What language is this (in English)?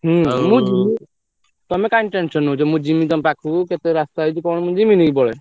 Odia